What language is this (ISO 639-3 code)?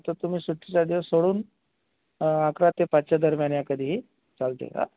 mar